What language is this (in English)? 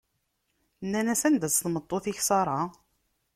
Kabyle